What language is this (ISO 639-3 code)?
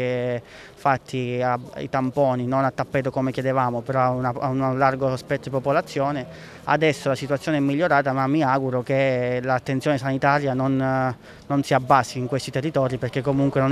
ita